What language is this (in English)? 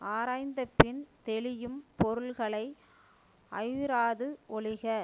Tamil